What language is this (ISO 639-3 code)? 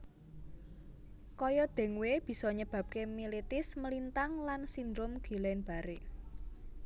jav